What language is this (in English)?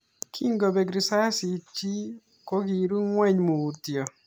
Kalenjin